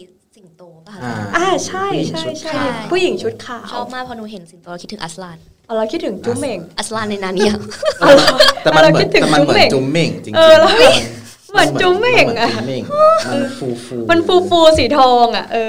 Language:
Thai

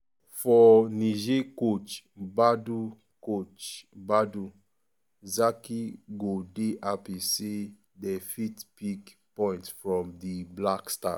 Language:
Nigerian Pidgin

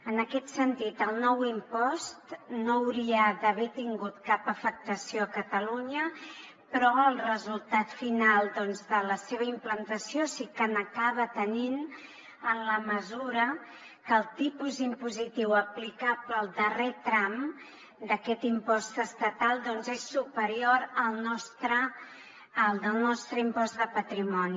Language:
Catalan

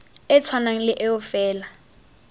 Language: Tswana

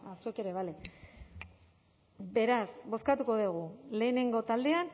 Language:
Basque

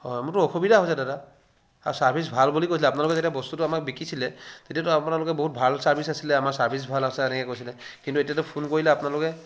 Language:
Assamese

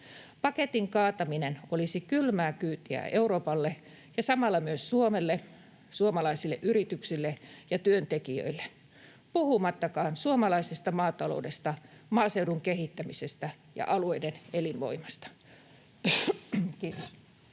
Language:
Finnish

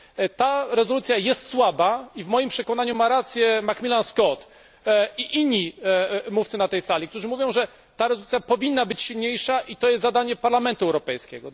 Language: Polish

